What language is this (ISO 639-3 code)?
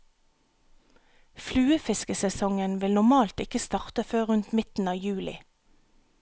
nor